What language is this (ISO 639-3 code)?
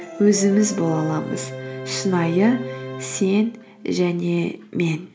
kaz